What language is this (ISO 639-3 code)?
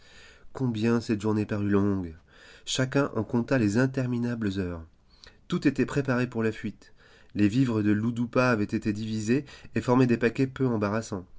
fra